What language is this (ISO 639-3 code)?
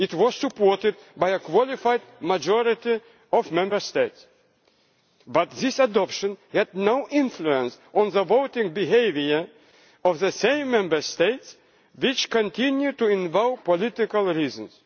eng